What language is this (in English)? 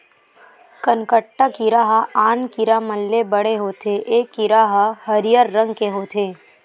Chhattisgarhi